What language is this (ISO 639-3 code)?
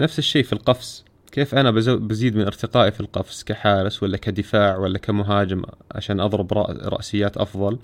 ara